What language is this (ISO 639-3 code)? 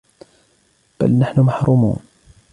ara